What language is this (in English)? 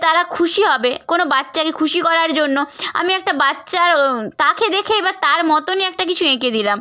Bangla